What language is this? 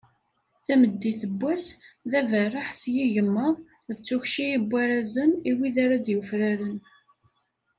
Kabyle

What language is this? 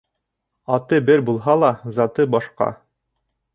Bashkir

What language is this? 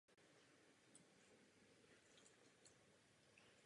Czech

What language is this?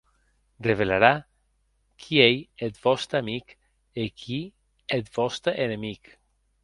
Occitan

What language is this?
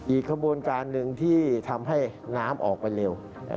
Thai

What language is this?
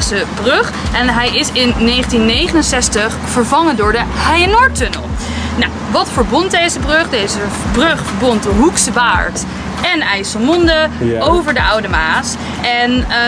Dutch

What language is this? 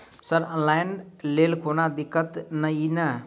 Maithili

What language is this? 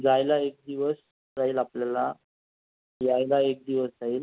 Marathi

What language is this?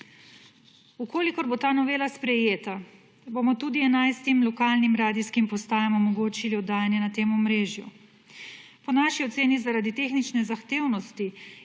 Slovenian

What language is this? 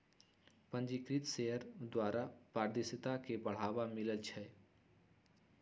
Magahi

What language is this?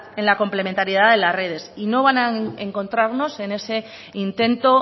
Spanish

